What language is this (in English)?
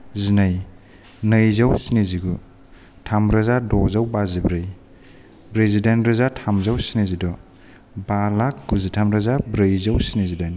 Bodo